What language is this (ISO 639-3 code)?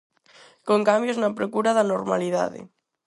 glg